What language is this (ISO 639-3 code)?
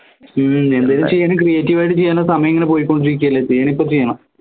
mal